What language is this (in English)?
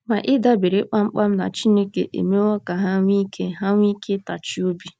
Igbo